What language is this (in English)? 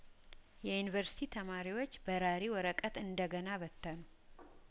Amharic